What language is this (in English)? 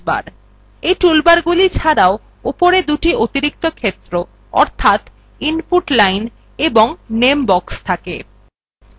Bangla